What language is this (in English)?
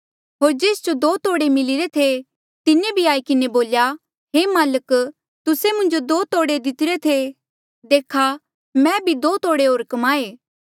Mandeali